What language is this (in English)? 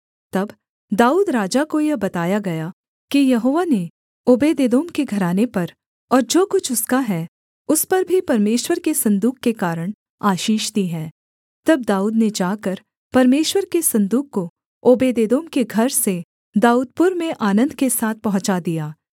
Hindi